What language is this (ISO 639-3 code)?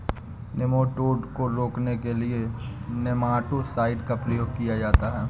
hin